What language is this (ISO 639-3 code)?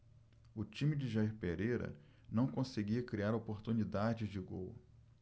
por